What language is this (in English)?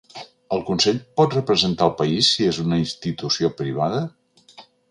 Catalan